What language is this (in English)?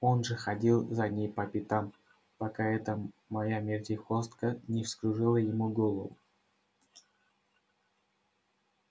Russian